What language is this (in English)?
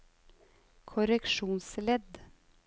Norwegian